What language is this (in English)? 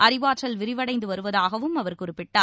Tamil